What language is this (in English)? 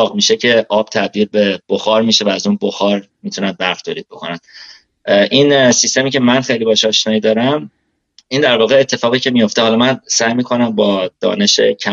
Persian